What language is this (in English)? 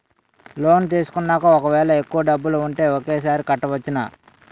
Telugu